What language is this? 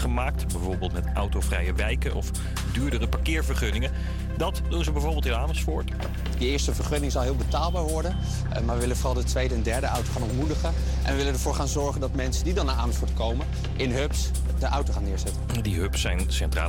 Dutch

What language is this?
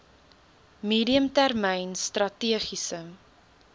Afrikaans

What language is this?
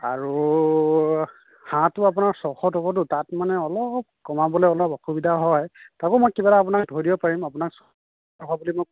Assamese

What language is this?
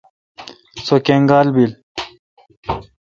Kalkoti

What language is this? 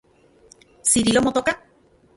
Central Puebla Nahuatl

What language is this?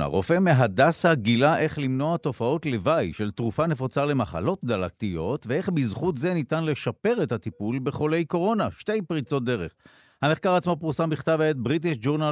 Hebrew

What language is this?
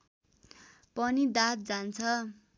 Nepali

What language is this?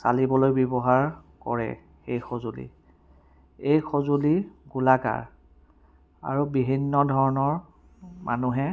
Assamese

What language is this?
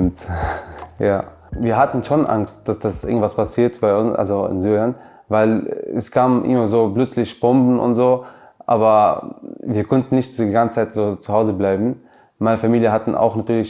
German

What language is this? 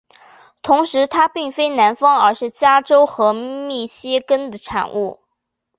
Chinese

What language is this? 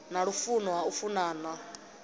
Venda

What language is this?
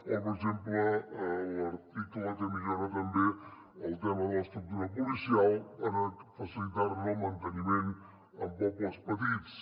Catalan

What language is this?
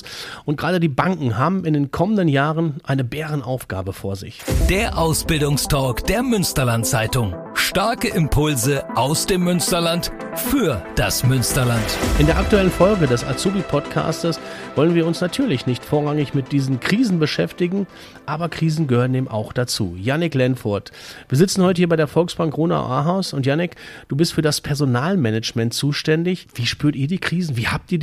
German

